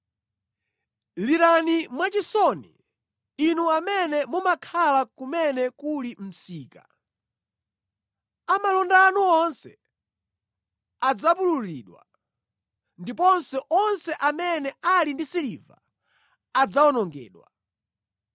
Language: Nyanja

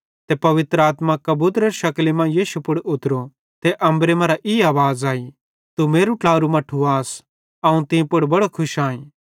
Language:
Bhadrawahi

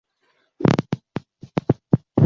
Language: Chinese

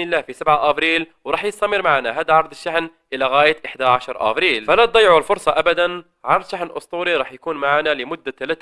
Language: Arabic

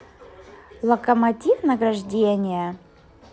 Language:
Russian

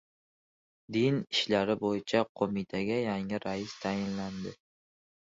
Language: Uzbek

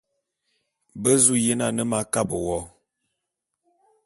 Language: Bulu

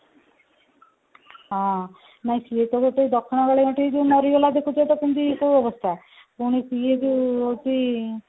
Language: Odia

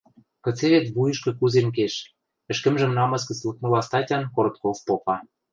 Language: Western Mari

